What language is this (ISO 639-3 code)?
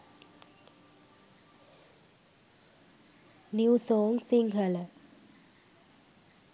sin